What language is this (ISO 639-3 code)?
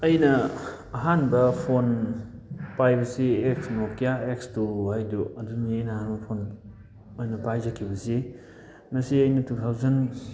mni